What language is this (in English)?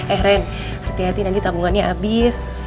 Indonesian